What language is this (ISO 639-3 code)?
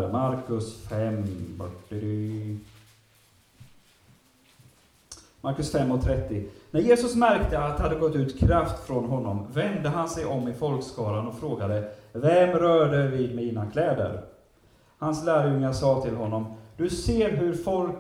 swe